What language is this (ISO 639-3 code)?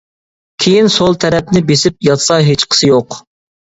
uig